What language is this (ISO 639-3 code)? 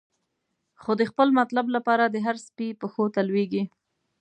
pus